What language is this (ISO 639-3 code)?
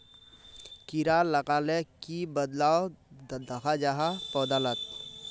mag